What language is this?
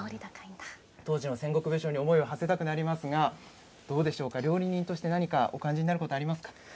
Japanese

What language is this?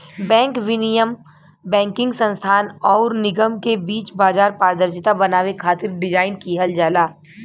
Bhojpuri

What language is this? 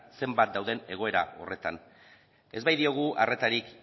Basque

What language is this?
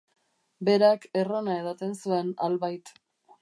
Basque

